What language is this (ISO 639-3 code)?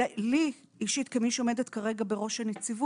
heb